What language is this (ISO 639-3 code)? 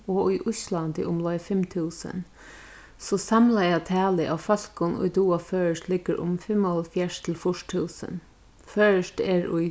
fao